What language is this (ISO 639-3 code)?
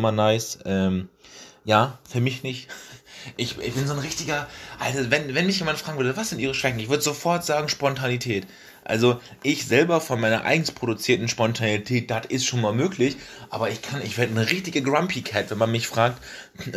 deu